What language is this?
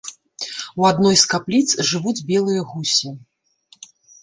Belarusian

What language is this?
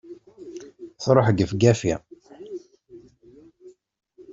Kabyle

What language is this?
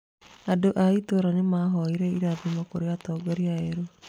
Kikuyu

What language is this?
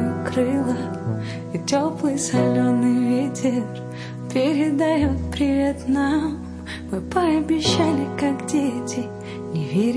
Russian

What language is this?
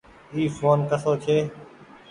Goaria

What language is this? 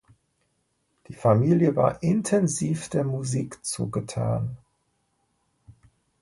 German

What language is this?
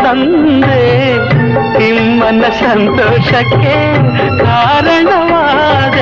Kannada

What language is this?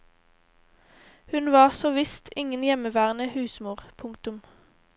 Norwegian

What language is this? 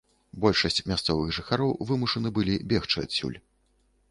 Belarusian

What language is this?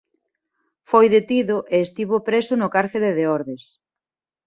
Galician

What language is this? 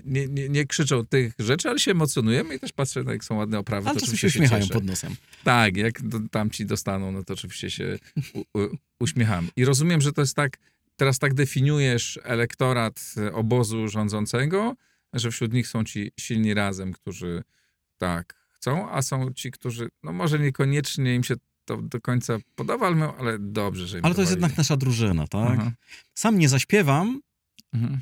Polish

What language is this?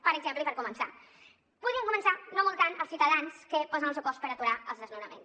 Catalan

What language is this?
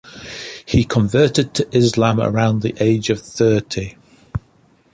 English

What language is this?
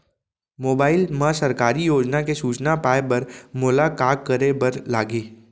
Chhattisgarhi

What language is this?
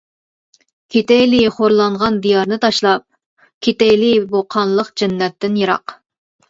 Uyghur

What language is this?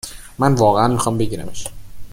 Persian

